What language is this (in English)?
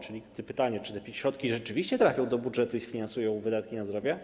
Polish